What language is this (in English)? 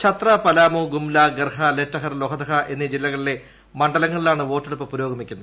Malayalam